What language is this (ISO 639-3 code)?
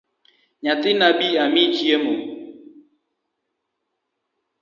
luo